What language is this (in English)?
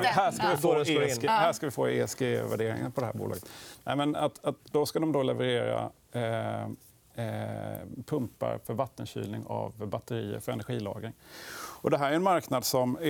Swedish